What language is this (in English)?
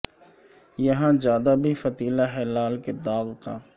Urdu